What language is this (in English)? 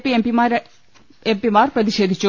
Malayalam